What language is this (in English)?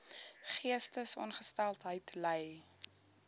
Afrikaans